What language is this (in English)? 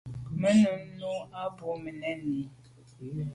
Medumba